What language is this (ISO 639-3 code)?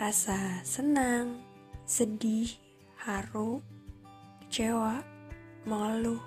ind